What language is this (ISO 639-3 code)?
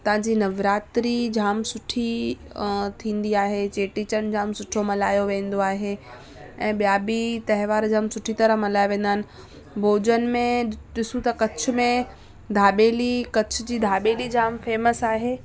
snd